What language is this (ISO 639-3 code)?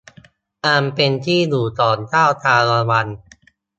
tha